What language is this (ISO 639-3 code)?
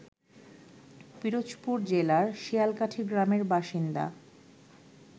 ben